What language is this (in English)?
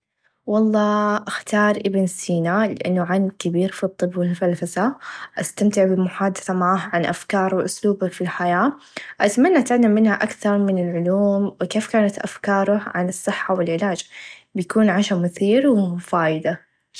Najdi Arabic